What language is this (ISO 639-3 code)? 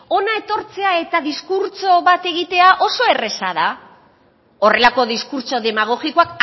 eus